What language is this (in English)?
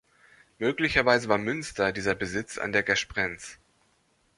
German